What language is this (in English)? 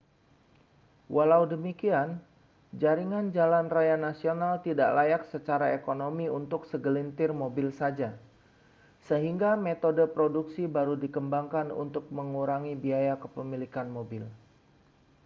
Indonesian